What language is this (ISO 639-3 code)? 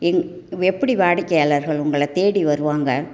tam